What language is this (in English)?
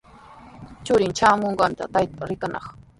Sihuas Ancash Quechua